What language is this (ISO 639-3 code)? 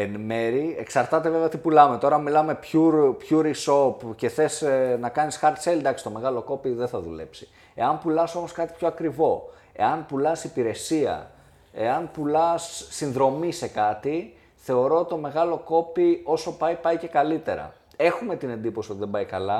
ell